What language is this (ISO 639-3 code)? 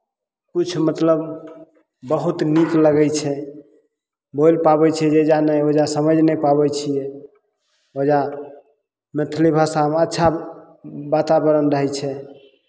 mai